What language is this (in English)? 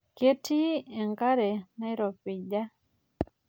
Masai